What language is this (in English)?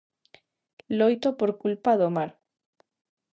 Galician